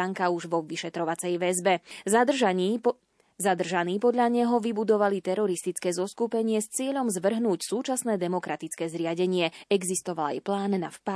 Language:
Slovak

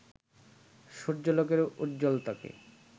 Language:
Bangla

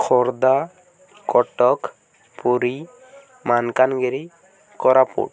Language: Odia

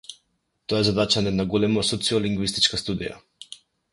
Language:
Macedonian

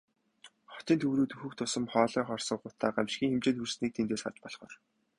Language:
Mongolian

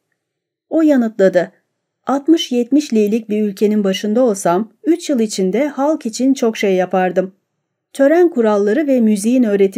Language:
Turkish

